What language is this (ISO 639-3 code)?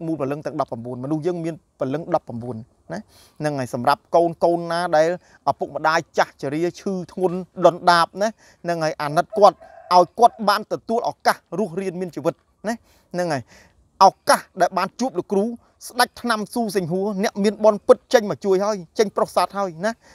tha